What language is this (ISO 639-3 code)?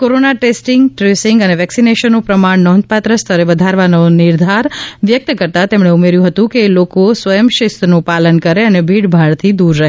guj